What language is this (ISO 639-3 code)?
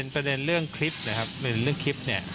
tha